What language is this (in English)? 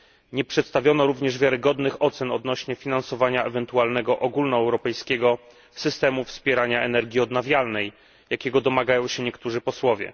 Polish